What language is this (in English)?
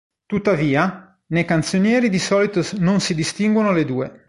Italian